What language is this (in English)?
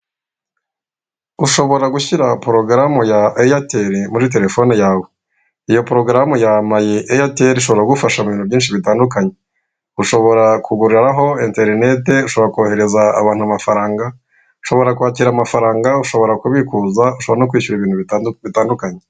Kinyarwanda